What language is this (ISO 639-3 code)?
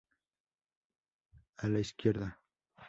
spa